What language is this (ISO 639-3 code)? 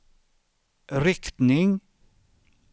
swe